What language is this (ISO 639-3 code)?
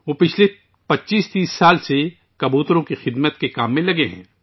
urd